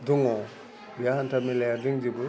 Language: Bodo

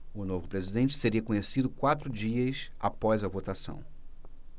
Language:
Portuguese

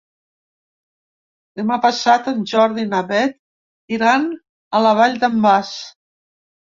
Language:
Catalan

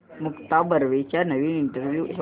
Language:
Marathi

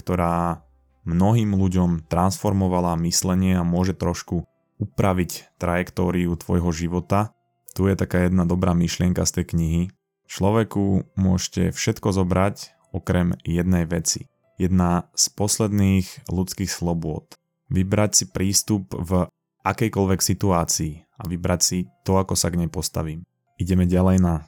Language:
Slovak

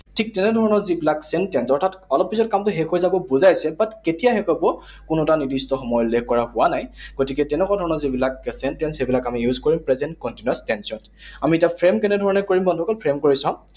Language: Assamese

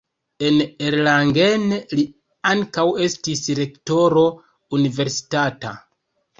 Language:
Esperanto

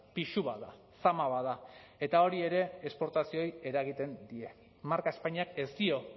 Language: Basque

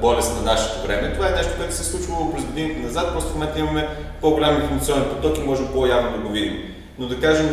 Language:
Bulgarian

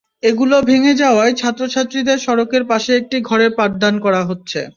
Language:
Bangla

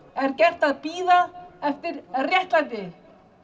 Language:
Icelandic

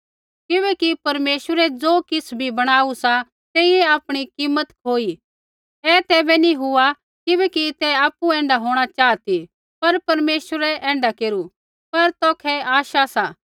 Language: Kullu Pahari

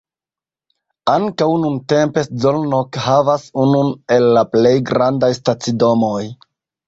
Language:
Esperanto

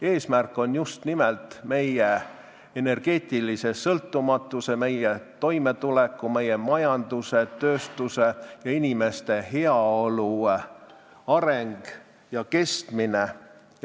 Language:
Estonian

